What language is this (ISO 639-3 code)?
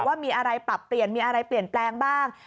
tha